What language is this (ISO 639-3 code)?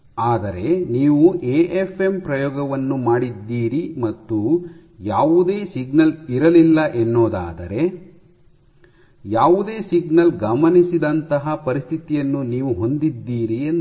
kan